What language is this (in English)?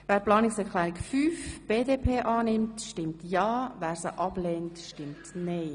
Swiss German